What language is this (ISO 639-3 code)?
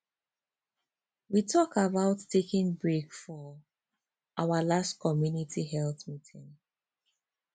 pcm